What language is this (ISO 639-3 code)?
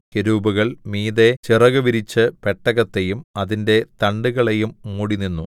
mal